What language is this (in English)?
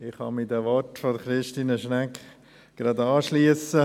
Swiss German